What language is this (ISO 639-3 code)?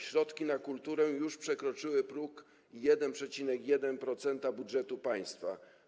pol